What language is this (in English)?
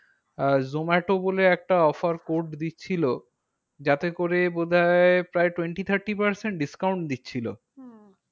Bangla